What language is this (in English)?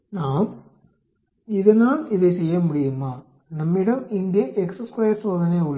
Tamil